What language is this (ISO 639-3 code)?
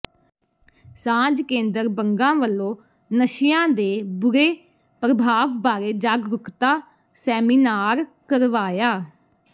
pan